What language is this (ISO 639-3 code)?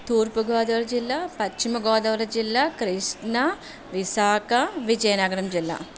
tel